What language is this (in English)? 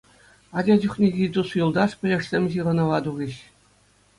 Chuvash